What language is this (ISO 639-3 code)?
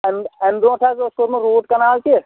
kas